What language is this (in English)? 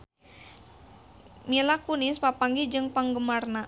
Sundanese